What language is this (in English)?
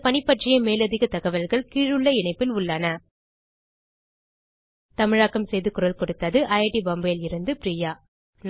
Tamil